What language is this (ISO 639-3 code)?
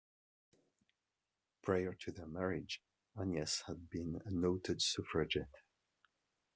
eng